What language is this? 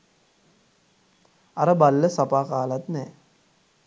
Sinhala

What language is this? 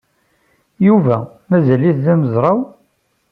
Kabyle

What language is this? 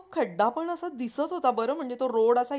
Marathi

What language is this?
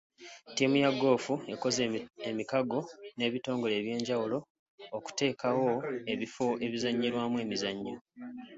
Ganda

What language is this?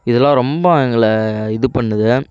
Tamil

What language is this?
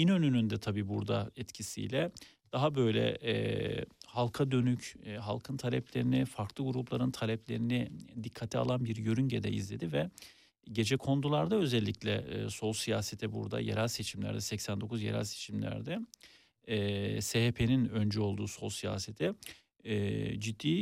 Turkish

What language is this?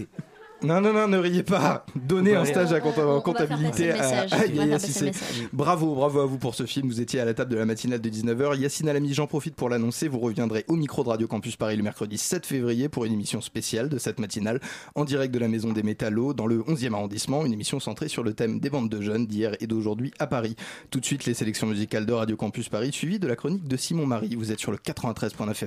French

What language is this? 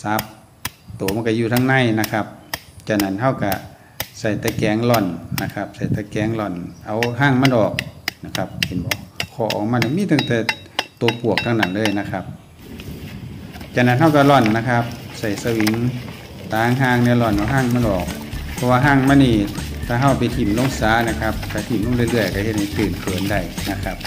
Thai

